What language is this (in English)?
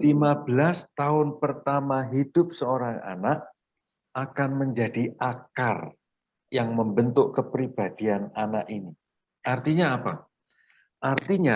Indonesian